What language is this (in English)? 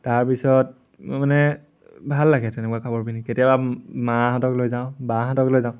Assamese